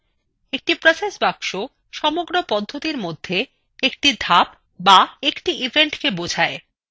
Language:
Bangla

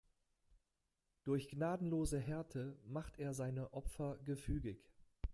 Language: German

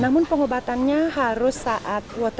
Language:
Indonesian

